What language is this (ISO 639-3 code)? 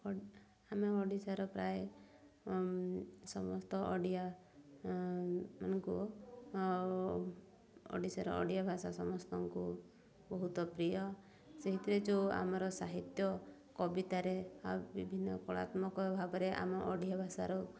ori